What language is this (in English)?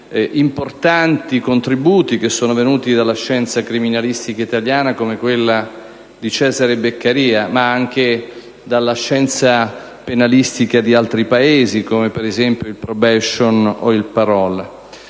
Italian